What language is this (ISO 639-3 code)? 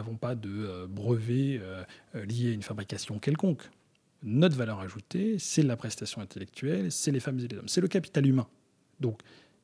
fra